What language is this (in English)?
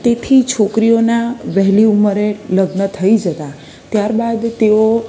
Gujarati